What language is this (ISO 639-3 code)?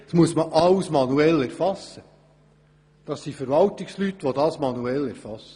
gsw